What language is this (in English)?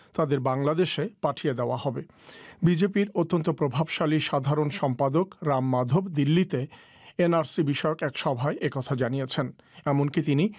Bangla